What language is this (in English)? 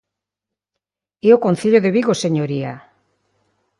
Galician